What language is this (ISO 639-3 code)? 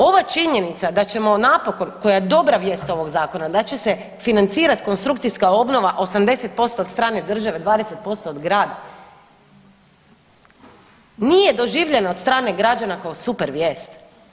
hrv